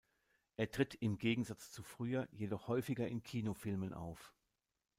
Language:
German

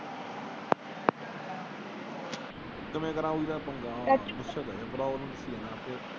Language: Punjabi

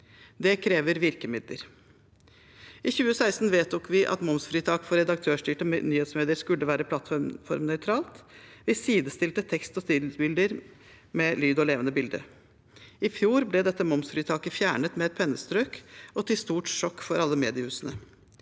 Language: Norwegian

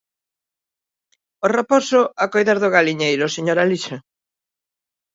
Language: Galician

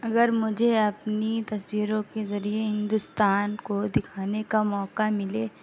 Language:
Urdu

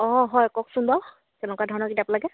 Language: Assamese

